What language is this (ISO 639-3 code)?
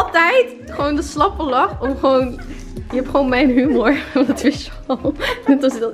nld